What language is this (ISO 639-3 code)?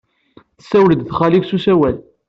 kab